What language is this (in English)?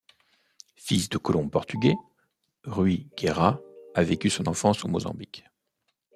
French